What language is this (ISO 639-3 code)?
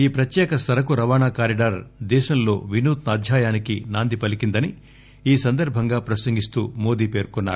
tel